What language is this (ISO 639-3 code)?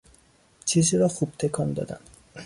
fas